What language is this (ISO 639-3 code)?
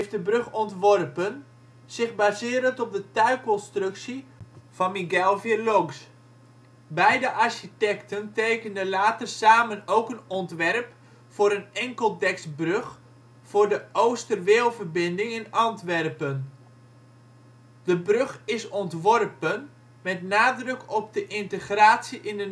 nld